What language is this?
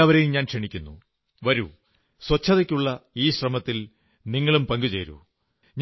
Malayalam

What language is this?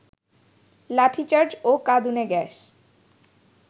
Bangla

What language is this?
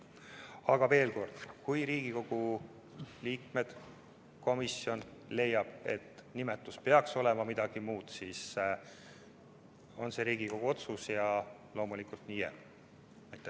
Estonian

